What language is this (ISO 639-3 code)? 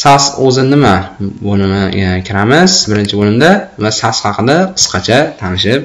tur